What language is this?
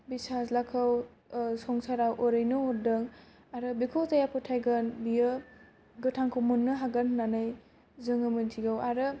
Bodo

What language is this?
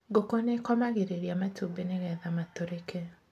Kikuyu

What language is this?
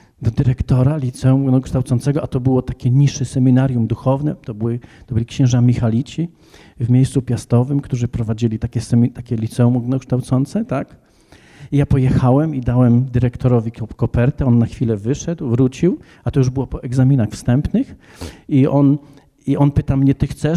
Polish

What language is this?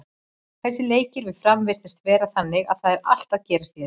Icelandic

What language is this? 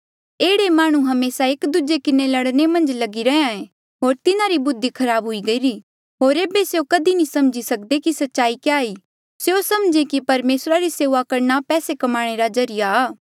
Mandeali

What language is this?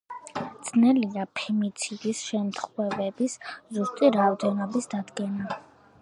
Georgian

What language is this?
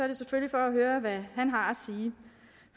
Danish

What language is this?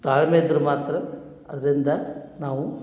Kannada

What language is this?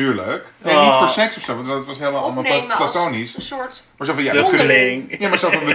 Dutch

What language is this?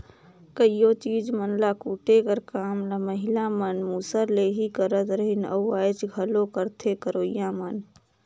Chhattisgarhi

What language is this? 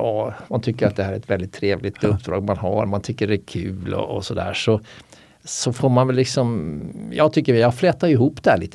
Swedish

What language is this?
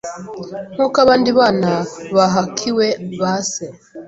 Kinyarwanda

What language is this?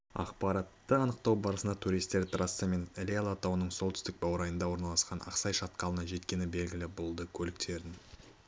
Kazakh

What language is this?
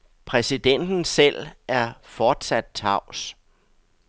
Danish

